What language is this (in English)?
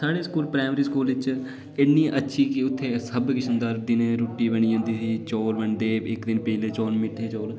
Dogri